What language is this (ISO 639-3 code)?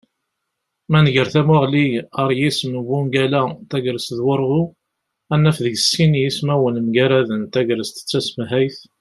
kab